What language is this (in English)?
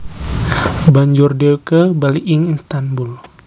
Javanese